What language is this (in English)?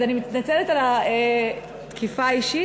Hebrew